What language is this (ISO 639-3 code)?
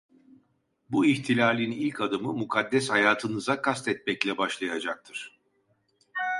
tur